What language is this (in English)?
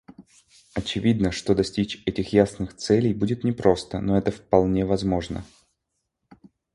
Russian